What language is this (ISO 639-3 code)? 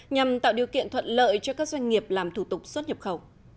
vie